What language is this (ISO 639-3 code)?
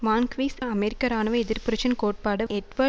tam